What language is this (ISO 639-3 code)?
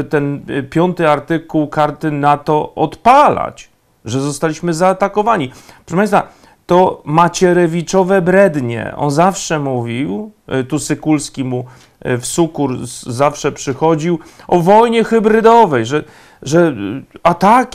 pol